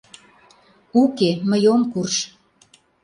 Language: Mari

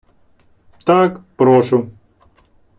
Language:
Ukrainian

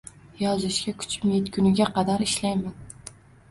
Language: Uzbek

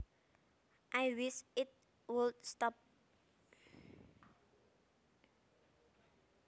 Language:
Javanese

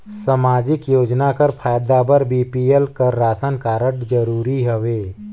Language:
Chhattisgarhi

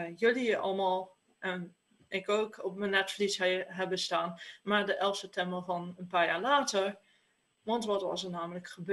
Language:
Dutch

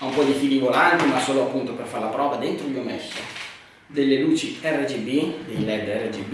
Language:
Italian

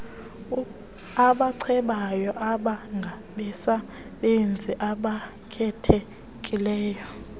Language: Xhosa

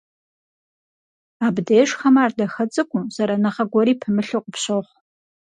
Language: Kabardian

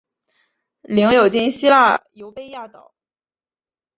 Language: Chinese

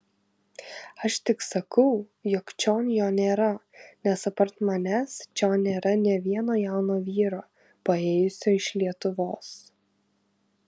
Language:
Lithuanian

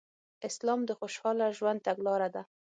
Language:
Pashto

